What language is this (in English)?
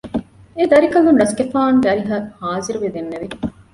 Divehi